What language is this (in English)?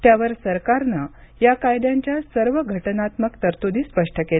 Marathi